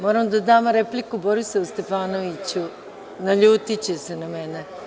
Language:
Serbian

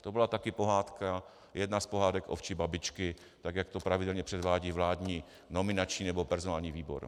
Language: Czech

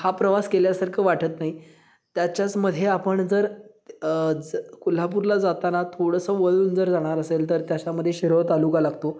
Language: Marathi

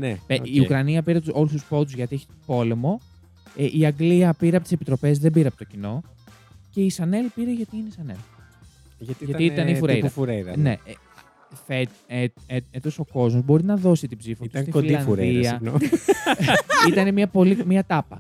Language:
Greek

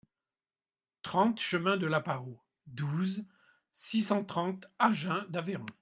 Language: French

